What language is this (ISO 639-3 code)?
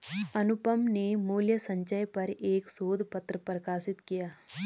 hin